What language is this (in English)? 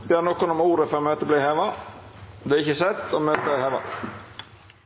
Norwegian Nynorsk